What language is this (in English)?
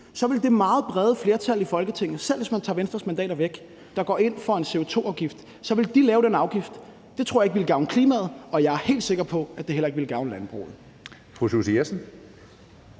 Danish